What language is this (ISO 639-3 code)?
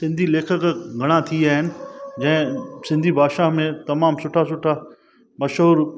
snd